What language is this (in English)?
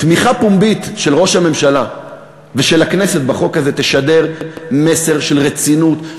Hebrew